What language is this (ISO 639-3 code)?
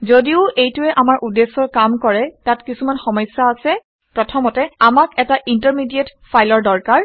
asm